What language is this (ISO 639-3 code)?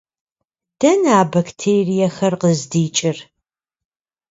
kbd